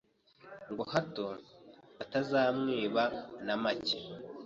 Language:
Kinyarwanda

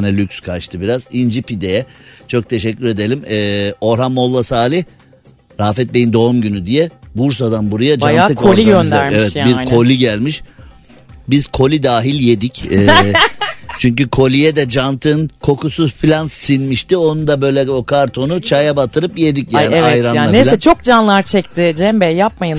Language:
Turkish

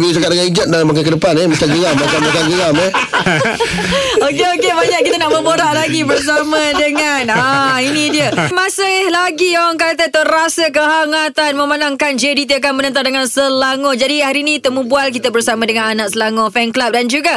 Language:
Malay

